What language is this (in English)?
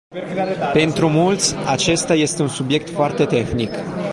Romanian